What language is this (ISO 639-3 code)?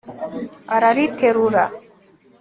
kin